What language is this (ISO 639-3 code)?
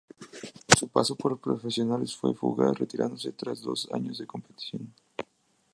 spa